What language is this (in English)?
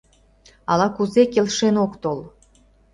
Mari